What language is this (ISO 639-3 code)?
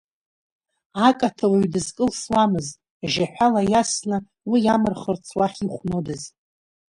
abk